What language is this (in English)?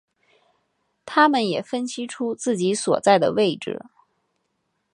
Chinese